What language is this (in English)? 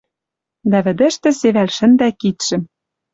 Western Mari